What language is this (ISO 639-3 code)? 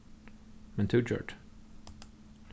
fao